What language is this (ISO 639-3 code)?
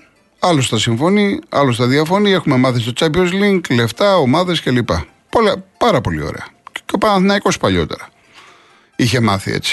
ell